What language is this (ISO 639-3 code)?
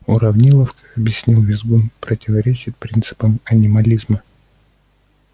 rus